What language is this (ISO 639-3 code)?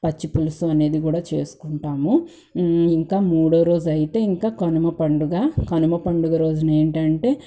tel